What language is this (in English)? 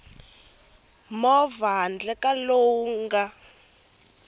Tsonga